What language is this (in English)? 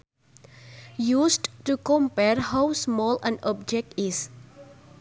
Sundanese